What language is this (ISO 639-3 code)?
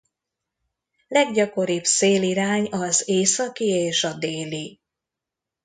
hun